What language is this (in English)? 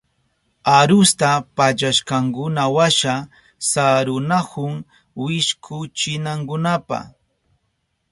Southern Pastaza Quechua